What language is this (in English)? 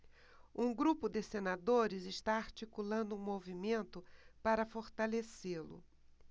Portuguese